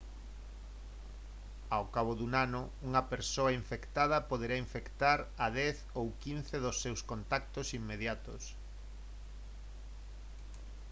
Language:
Galician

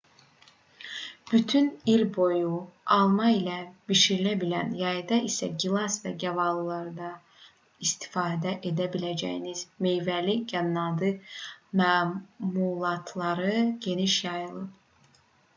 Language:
Azerbaijani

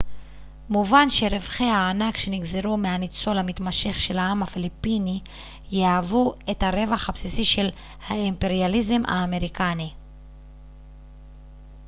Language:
Hebrew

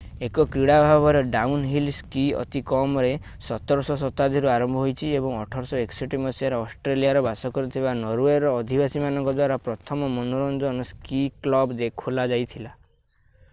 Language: Odia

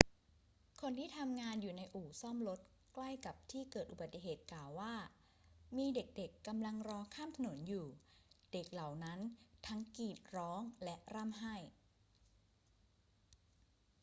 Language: Thai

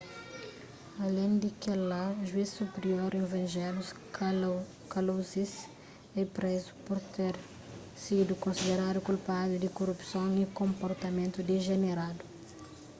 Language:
Kabuverdianu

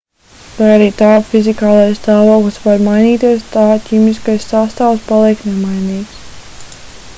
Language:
Latvian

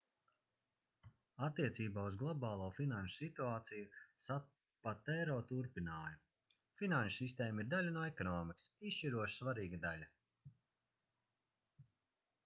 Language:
Latvian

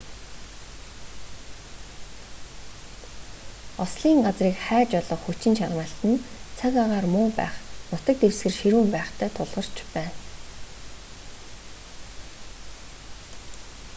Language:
Mongolian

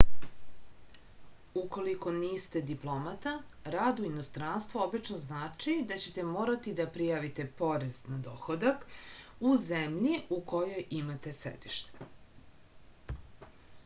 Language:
Serbian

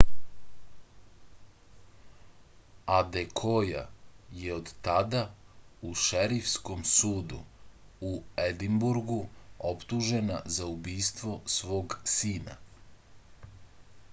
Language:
Serbian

